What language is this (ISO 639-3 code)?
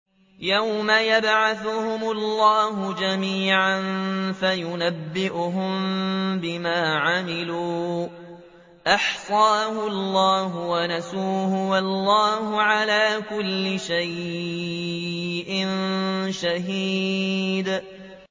ara